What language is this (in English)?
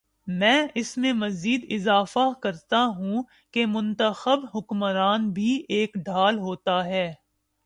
Urdu